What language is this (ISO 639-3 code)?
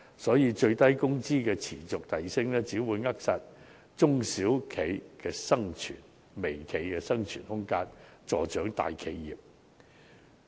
yue